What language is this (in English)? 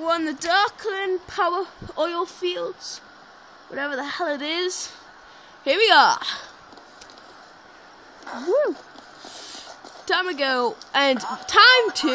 English